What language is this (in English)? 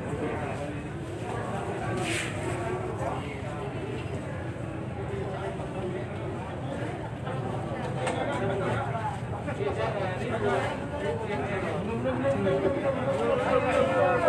Indonesian